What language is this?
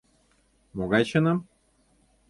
Mari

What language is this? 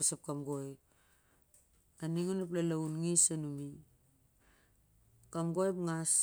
Siar-Lak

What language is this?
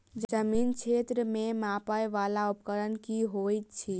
Maithili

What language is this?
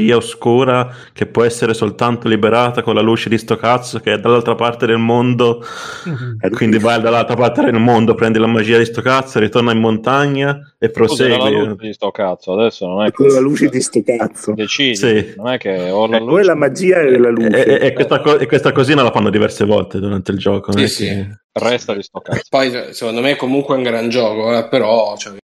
Italian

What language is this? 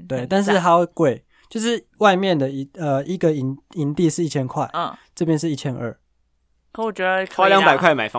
Chinese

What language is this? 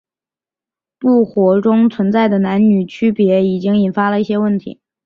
Chinese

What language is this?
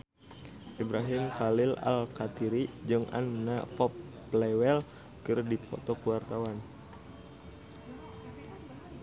Sundanese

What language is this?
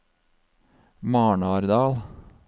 Norwegian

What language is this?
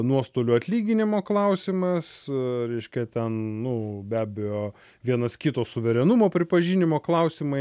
Lithuanian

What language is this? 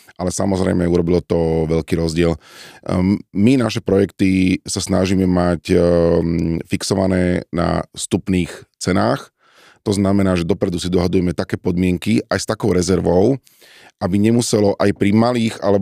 Slovak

